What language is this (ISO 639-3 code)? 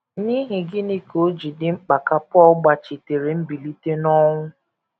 ibo